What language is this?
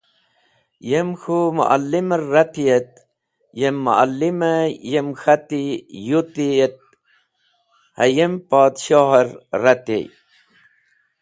Wakhi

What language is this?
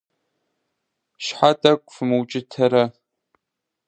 Kabardian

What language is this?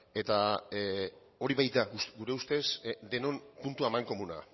Basque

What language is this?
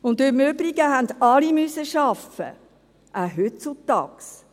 Swiss German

